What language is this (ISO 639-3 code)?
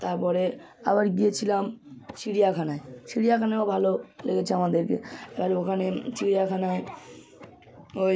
ben